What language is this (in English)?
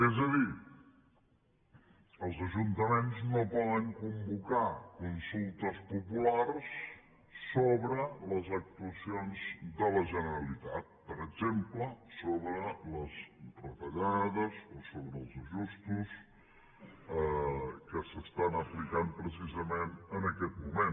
Catalan